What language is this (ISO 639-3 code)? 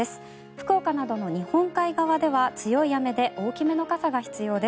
jpn